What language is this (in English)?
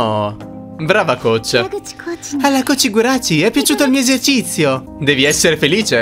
Italian